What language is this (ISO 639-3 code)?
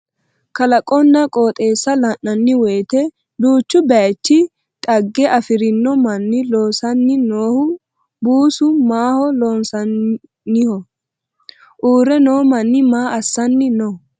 sid